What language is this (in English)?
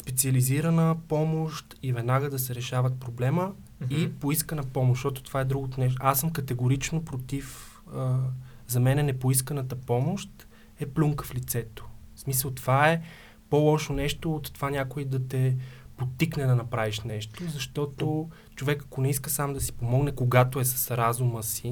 Bulgarian